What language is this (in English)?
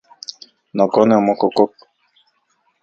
Central Puebla Nahuatl